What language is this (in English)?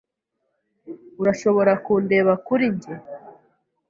Kinyarwanda